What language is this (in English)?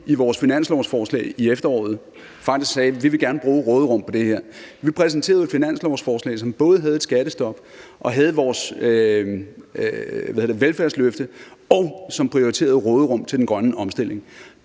Danish